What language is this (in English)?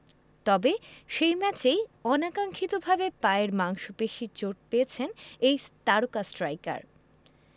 Bangla